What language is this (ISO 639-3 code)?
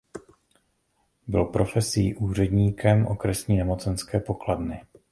ces